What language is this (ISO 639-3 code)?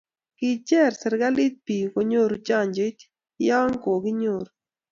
kln